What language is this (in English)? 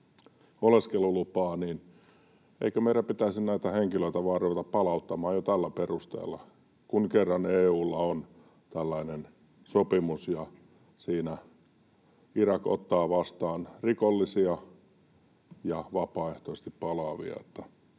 Finnish